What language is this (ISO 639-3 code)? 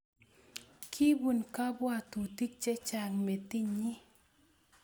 kln